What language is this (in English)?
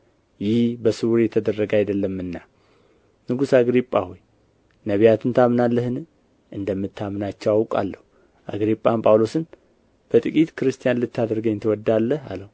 Amharic